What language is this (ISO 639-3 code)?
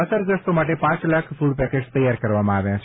guj